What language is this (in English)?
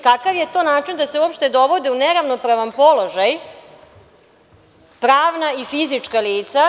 Serbian